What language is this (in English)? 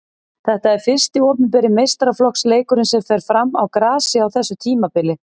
Icelandic